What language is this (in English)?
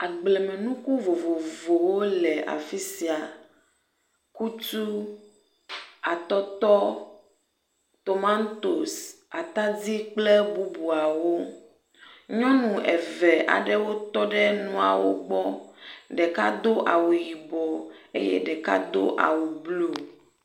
Ewe